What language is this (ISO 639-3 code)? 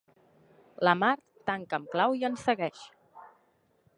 cat